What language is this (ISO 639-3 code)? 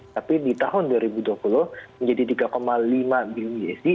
ind